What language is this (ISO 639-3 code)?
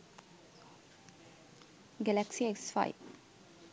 sin